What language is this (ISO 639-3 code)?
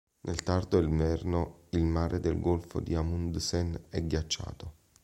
ita